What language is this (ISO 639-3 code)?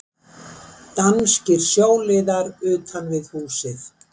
isl